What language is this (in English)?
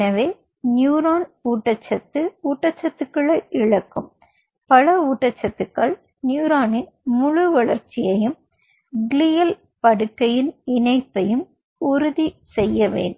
Tamil